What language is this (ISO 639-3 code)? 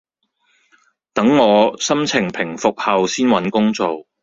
yue